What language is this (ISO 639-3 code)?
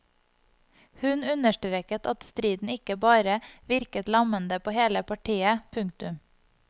nor